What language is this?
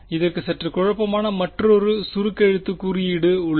Tamil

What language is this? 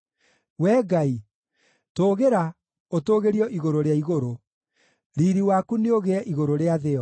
Kikuyu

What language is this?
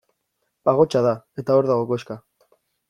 Basque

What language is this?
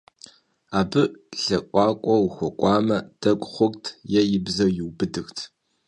Kabardian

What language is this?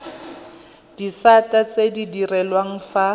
Tswana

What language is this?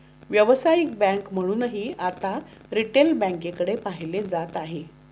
Marathi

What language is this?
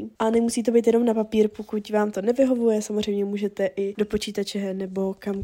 Czech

